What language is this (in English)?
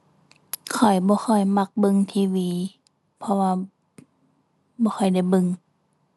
Thai